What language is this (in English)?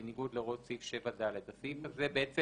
Hebrew